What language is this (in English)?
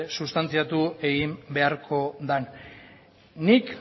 Basque